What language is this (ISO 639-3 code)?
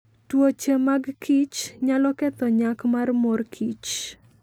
luo